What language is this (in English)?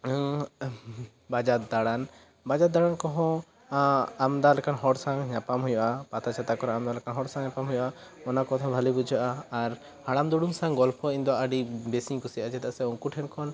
Santali